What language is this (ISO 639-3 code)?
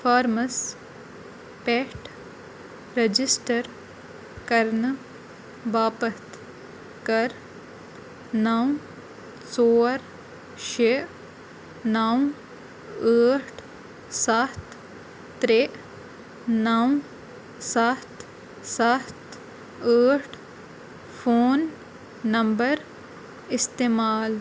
kas